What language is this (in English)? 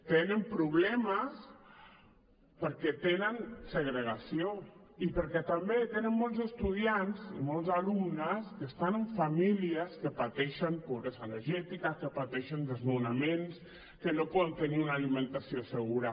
Catalan